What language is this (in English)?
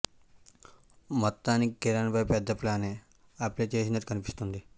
Telugu